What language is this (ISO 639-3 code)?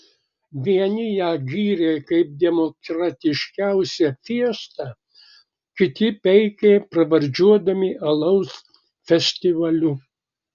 lit